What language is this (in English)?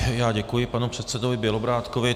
Czech